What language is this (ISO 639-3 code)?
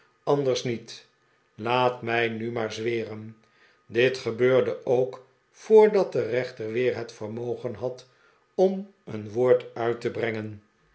nld